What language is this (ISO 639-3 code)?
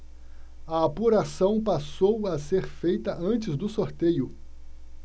por